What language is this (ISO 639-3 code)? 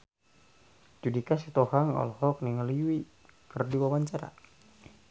sun